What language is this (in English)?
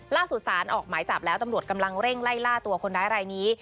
Thai